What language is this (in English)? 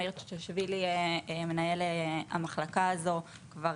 Hebrew